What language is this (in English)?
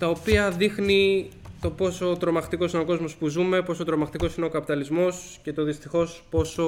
Greek